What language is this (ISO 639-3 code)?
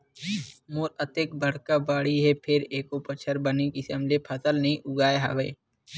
hne